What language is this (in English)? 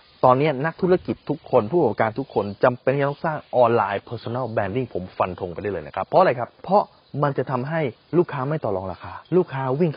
Thai